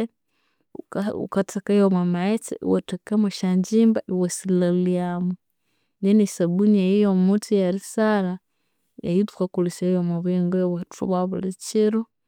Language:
Konzo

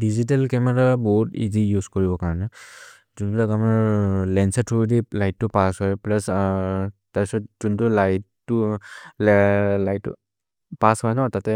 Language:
Maria (India)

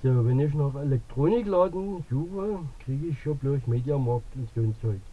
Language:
German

